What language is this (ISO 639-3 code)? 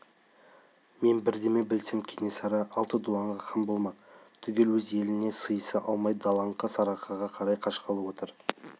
kaz